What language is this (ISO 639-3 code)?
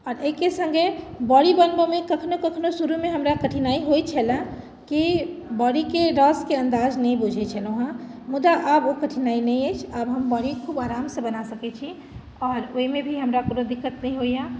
mai